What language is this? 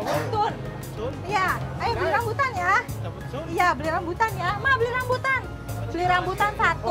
Indonesian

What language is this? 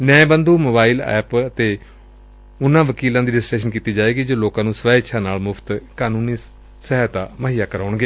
Punjabi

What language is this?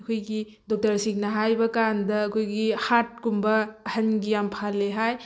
Manipuri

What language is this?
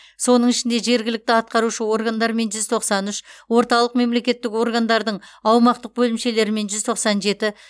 Kazakh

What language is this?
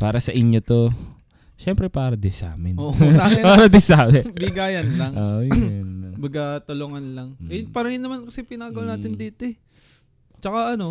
Filipino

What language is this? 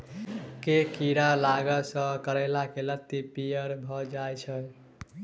Maithili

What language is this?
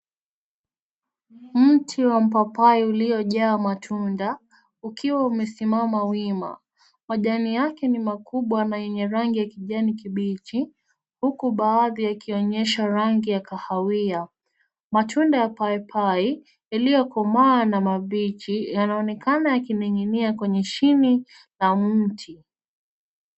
Swahili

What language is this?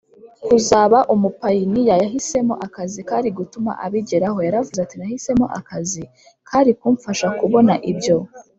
Kinyarwanda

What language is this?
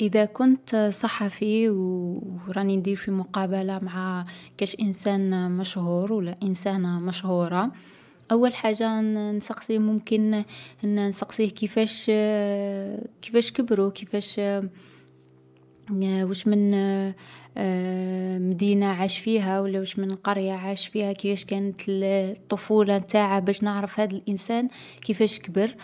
Algerian Arabic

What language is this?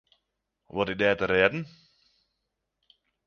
Western Frisian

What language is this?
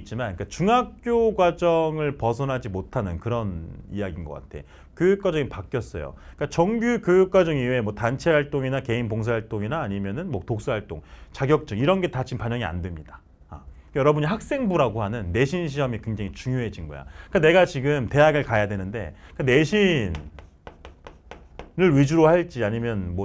Korean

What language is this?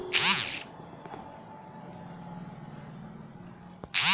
Bhojpuri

